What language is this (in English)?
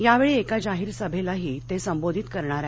Marathi